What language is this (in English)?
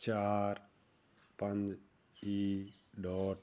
Punjabi